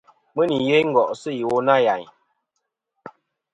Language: Kom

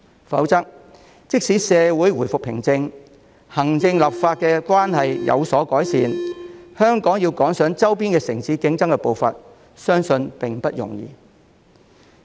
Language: Cantonese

